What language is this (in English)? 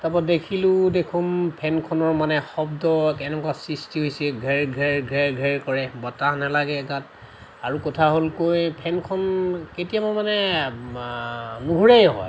Assamese